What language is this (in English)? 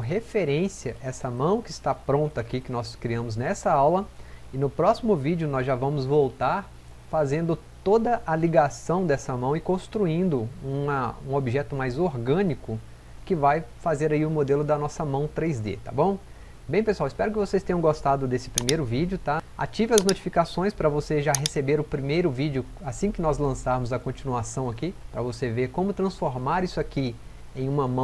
Portuguese